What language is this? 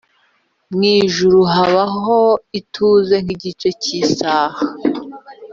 Kinyarwanda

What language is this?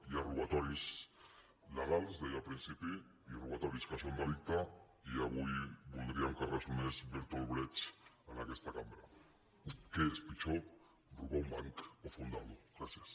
Catalan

